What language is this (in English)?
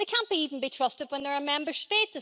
English